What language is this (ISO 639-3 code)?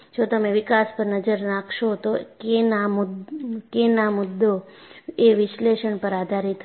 guj